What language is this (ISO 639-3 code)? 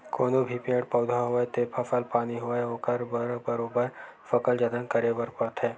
hne